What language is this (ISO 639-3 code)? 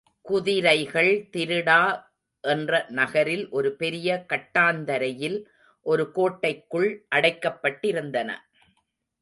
tam